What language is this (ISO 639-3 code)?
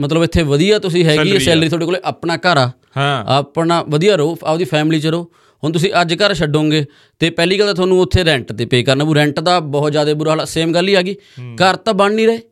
pan